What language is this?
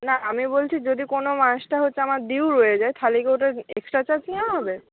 Bangla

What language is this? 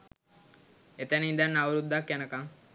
Sinhala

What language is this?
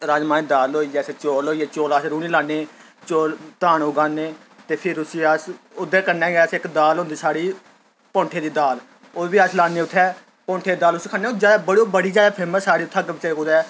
Dogri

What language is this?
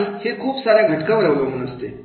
Marathi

